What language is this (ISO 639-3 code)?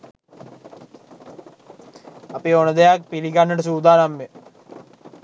sin